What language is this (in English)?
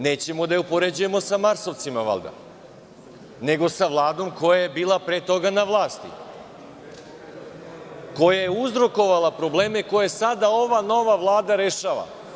Serbian